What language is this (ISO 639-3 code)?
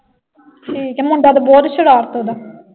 pan